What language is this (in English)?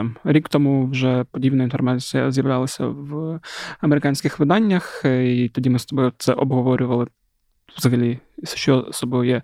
Ukrainian